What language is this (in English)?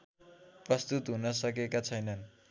Nepali